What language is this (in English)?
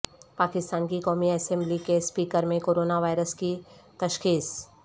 Urdu